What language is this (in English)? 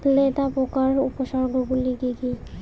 Bangla